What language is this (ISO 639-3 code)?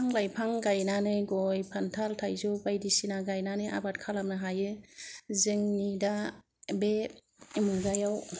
brx